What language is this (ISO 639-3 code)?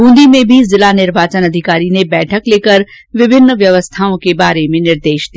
hin